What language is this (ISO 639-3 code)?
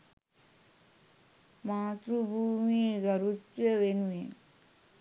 sin